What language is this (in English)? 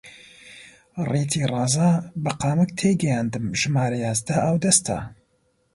Central Kurdish